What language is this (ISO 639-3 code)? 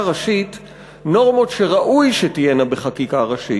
heb